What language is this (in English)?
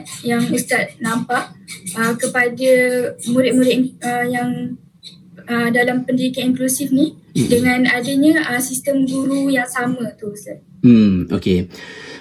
Malay